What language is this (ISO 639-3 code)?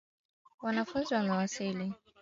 swa